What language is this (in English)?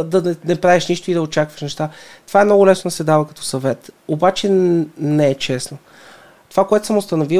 Bulgarian